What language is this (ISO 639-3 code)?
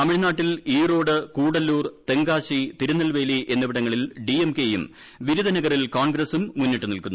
mal